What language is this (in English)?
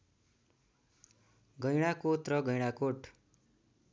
Nepali